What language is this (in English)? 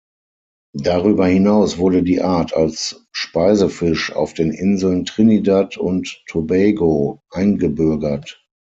German